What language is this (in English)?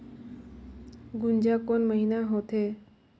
Chhattisgarhi